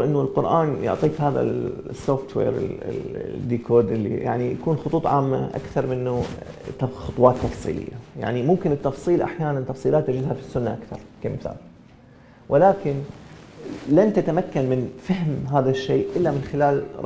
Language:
Arabic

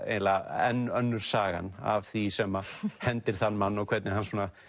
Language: Icelandic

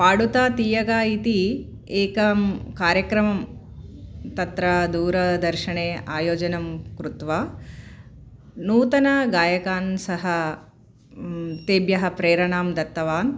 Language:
Sanskrit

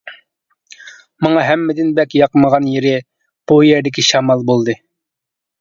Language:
Uyghur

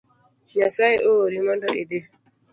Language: Luo (Kenya and Tanzania)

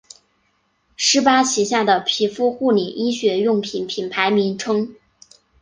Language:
Chinese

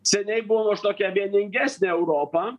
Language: Lithuanian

